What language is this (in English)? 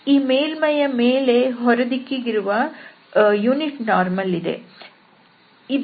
Kannada